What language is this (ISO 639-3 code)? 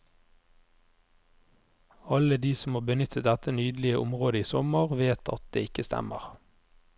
nor